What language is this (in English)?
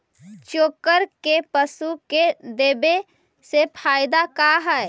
Magahi